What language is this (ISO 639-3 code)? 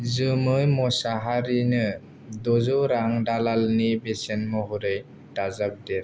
brx